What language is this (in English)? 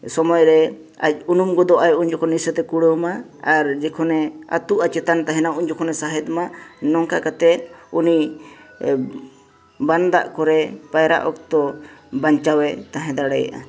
Santali